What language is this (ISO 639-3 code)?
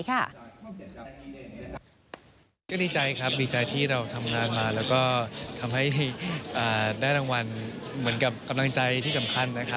tha